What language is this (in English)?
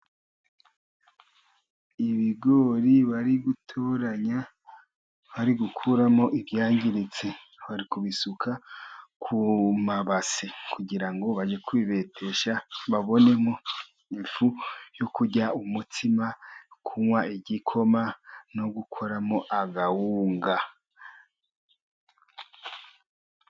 Kinyarwanda